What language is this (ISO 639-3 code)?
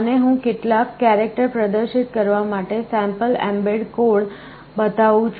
guj